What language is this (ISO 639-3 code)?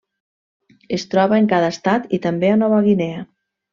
cat